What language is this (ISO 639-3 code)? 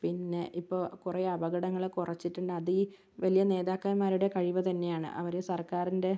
mal